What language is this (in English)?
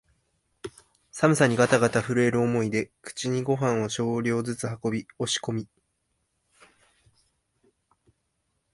Japanese